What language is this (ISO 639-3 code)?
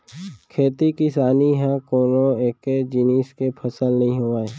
hne